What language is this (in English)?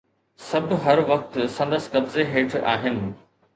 Sindhi